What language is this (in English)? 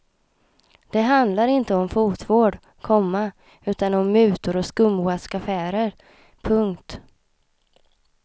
Swedish